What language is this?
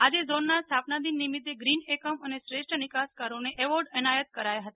Gujarati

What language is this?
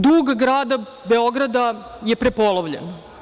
Serbian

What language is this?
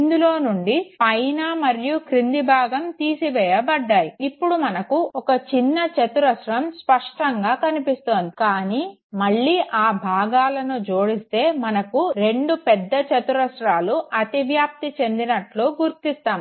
Telugu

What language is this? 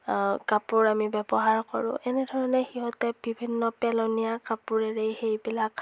Assamese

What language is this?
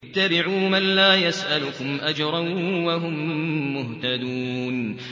Arabic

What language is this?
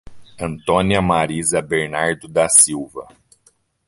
Portuguese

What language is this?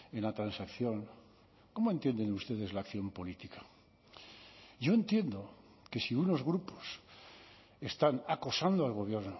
Spanish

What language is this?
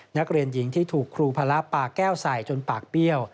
Thai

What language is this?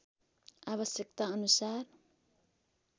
Nepali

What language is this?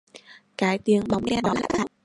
Vietnamese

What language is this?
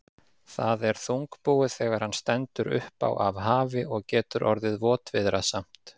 Icelandic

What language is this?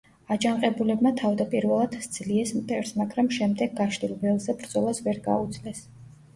Georgian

